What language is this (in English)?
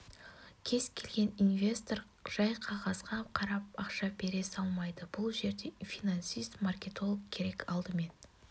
Kazakh